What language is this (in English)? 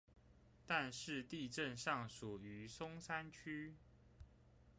Chinese